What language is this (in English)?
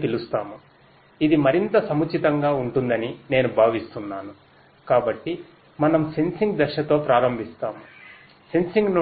Telugu